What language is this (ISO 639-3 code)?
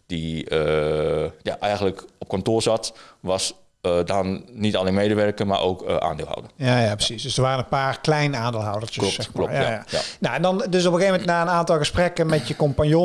nld